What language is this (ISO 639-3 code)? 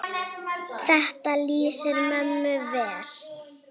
isl